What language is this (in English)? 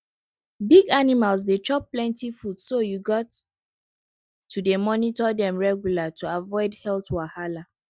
Nigerian Pidgin